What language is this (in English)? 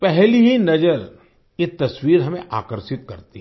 Hindi